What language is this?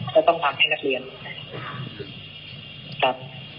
Thai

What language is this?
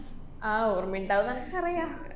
Malayalam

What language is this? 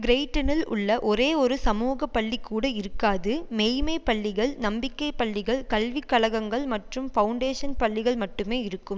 Tamil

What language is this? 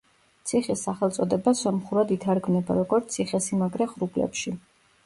Georgian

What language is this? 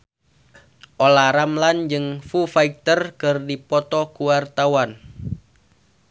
Sundanese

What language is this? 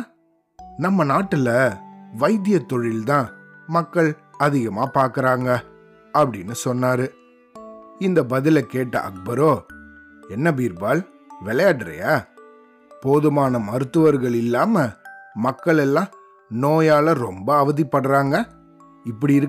Tamil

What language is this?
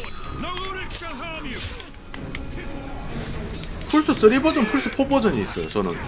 Korean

